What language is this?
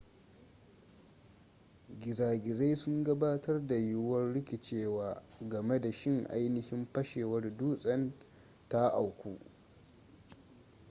Hausa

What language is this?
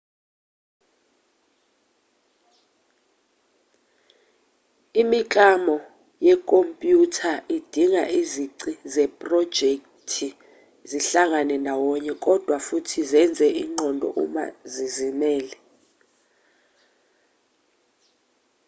Zulu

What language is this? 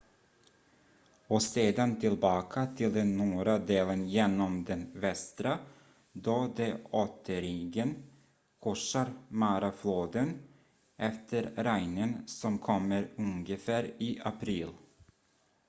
Swedish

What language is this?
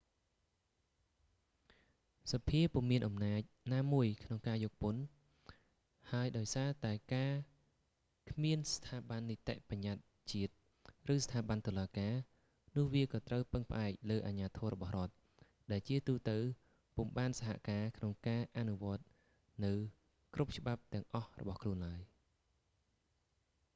Khmer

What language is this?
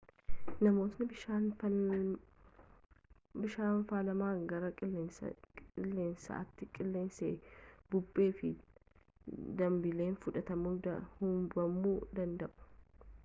Oromo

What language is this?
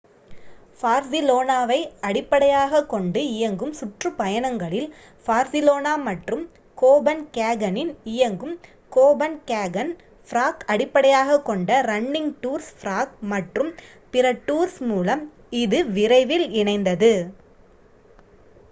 Tamil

